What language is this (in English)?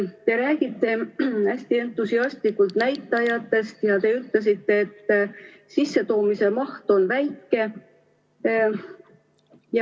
Estonian